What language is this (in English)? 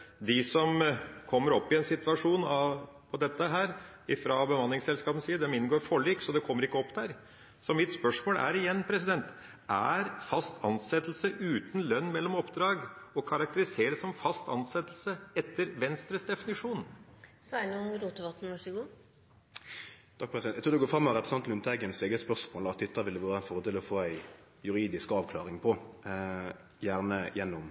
Norwegian